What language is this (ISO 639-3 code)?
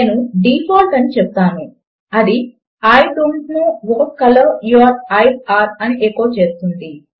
tel